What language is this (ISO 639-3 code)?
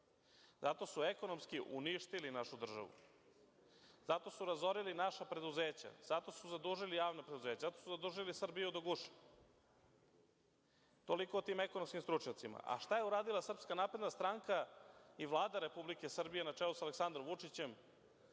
srp